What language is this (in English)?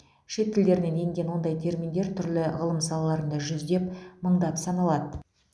Kazakh